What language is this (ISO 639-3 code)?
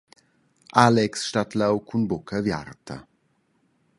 roh